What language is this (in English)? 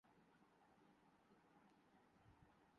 Urdu